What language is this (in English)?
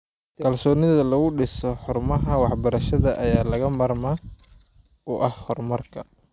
Somali